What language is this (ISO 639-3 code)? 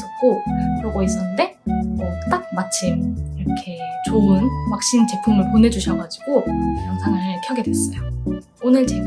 kor